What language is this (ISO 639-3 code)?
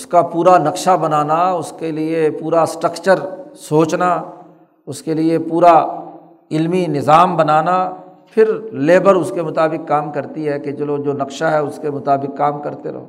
urd